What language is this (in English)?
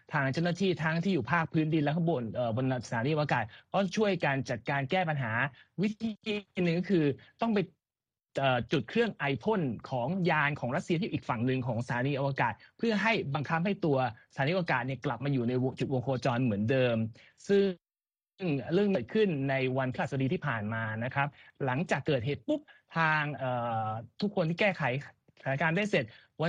Thai